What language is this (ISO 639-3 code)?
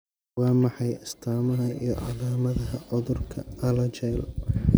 som